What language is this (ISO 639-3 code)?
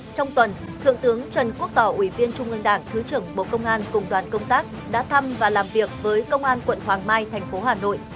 vie